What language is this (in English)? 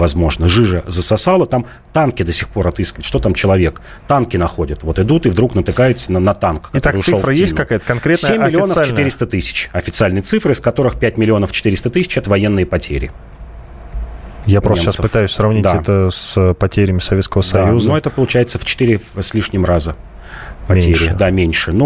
Russian